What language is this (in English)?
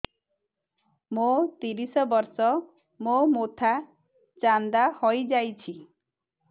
Odia